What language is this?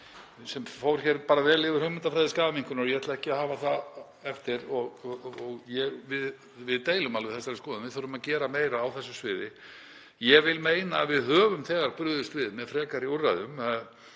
Icelandic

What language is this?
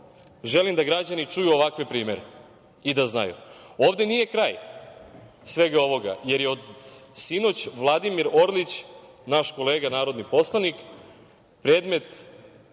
Serbian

